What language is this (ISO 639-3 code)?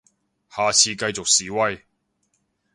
yue